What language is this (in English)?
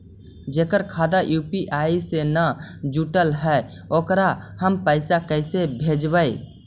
Magahi